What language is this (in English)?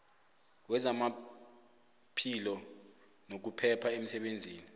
South Ndebele